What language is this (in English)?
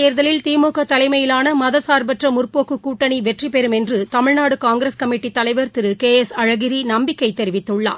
Tamil